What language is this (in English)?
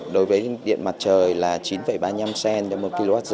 Vietnamese